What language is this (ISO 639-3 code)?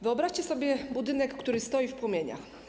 pol